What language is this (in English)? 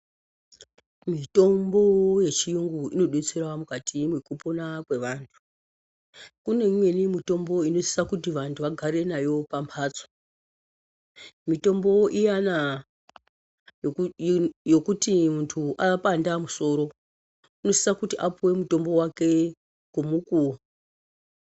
Ndau